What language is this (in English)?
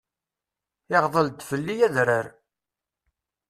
Kabyle